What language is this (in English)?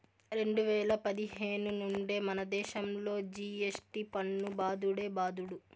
Telugu